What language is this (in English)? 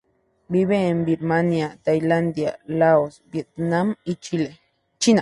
Spanish